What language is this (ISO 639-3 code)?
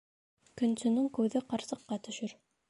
bak